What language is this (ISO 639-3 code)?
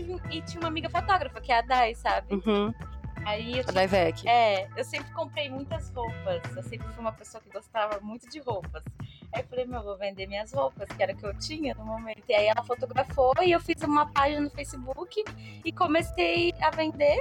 por